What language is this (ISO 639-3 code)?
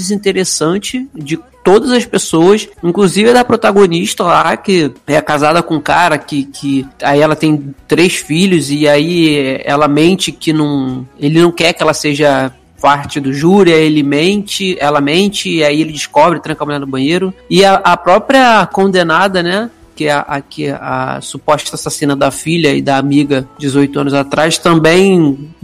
por